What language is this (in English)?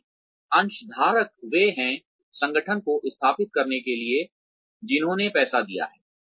Hindi